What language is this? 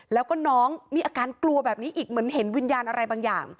Thai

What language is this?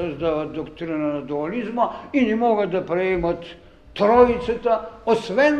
Bulgarian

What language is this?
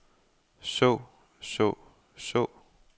Danish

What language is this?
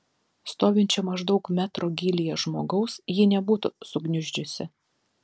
Lithuanian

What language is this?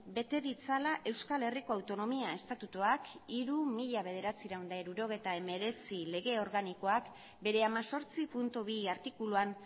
Basque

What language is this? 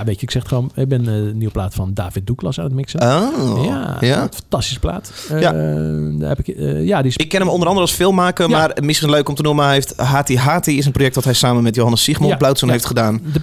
Dutch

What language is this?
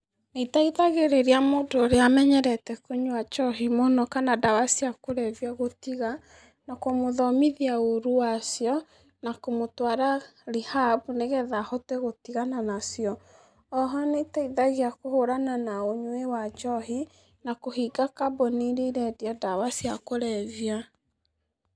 Kikuyu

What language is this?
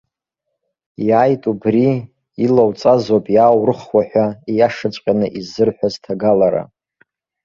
Abkhazian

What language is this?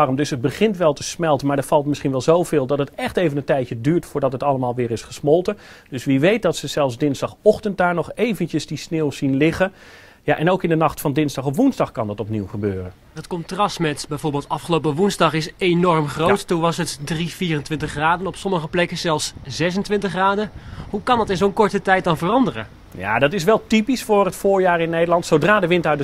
Dutch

